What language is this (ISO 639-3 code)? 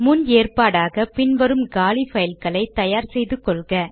tam